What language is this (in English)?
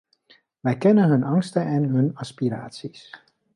Dutch